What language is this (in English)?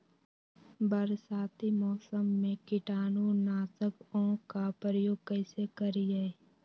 Magahi